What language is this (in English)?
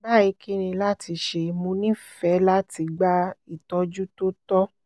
Yoruba